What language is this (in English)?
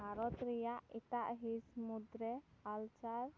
Santali